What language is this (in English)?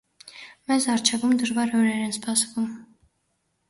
Armenian